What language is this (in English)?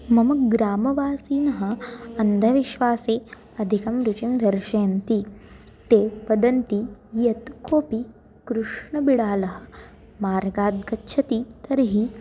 Sanskrit